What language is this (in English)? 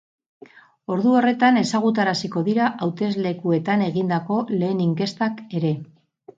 Basque